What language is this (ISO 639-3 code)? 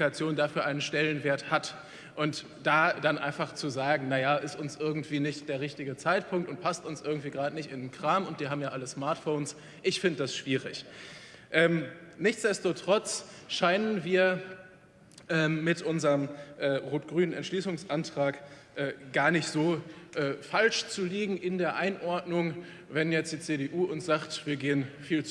deu